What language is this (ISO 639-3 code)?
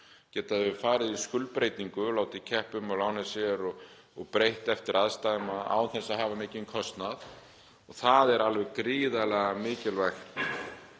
isl